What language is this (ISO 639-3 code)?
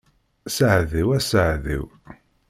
kab